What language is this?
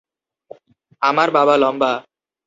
Bangla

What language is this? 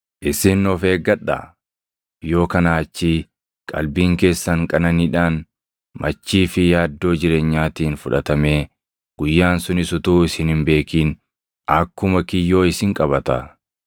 Oromo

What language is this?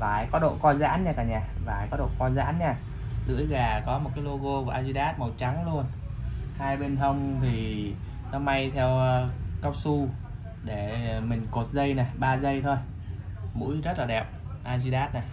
Vietnamese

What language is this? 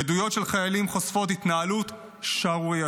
Hebrew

